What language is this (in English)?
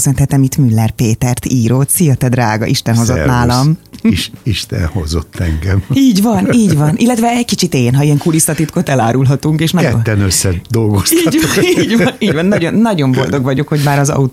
Hungarian